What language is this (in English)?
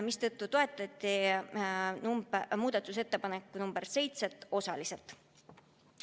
Estonian